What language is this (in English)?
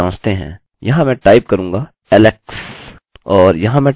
Hindi